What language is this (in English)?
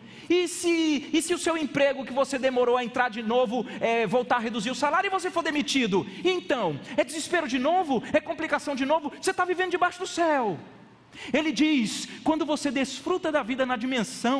Portuguese